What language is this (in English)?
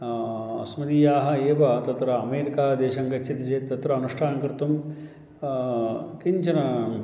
Sanskrit